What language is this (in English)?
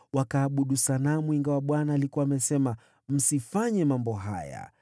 Swahili